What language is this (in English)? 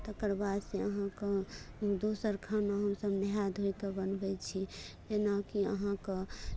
Maithili